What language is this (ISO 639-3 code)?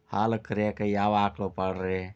kan